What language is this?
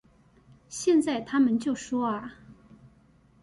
Chinese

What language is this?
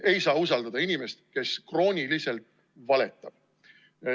Estonian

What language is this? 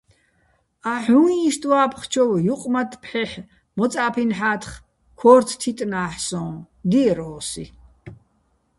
Bats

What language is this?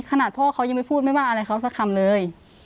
Thai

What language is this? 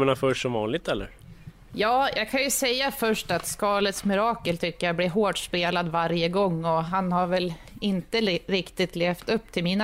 Swedish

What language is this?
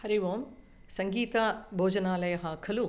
Sanskrit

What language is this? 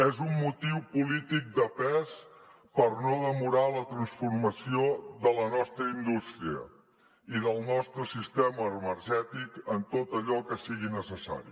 Catalan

